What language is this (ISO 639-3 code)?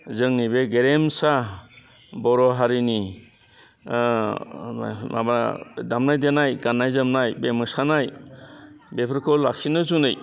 brx